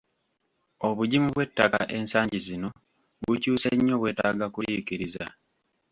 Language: Ganda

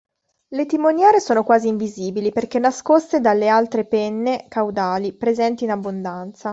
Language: Italian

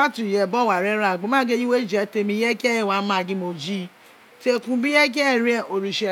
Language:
Isekiri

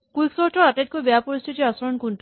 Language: Assamese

